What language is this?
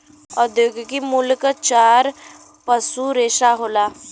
Bhojpuri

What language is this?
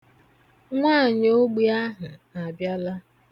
Igbo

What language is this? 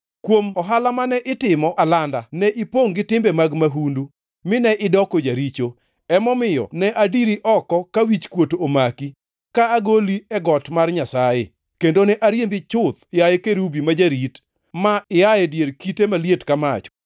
Luo (Kenya and Tanzania)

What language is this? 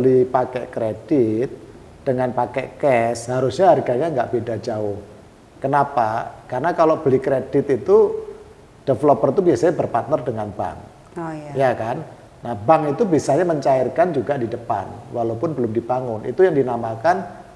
Indonesian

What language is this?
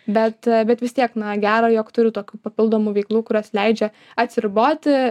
Lithuanian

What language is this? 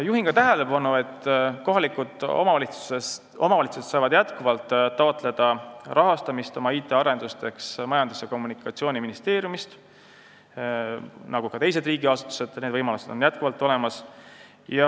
Estonian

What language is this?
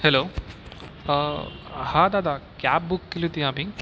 Marathi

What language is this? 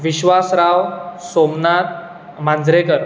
Konkani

